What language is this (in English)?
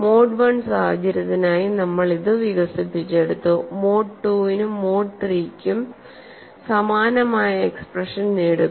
Malayalam